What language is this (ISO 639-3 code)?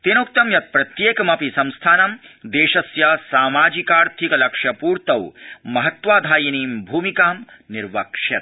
san